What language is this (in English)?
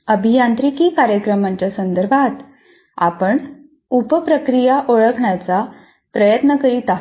Marathi